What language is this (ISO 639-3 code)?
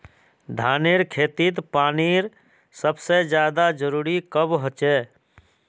mag